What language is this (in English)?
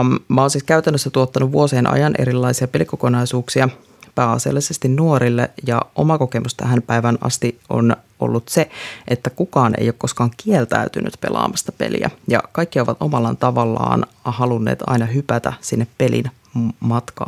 Finnish